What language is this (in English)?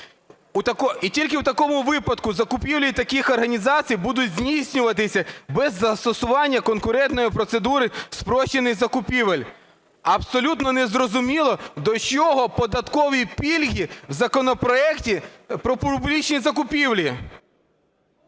Ukrainian